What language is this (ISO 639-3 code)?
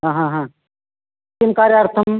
san